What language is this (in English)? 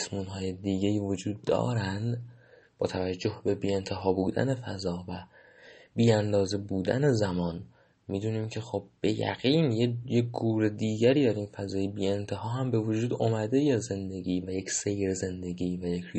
Persian